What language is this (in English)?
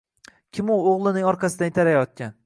Uzbek